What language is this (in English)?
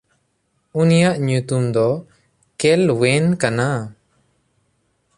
Santali